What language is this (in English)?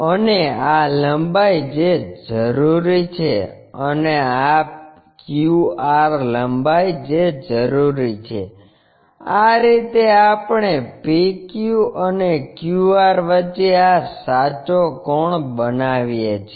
Gujarati